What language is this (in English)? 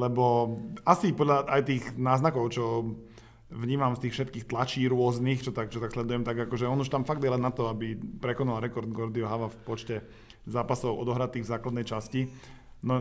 Slovak